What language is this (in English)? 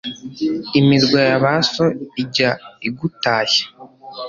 Kinyarwanda